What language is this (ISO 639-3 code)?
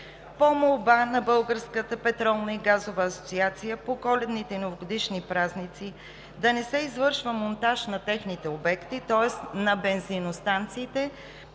bul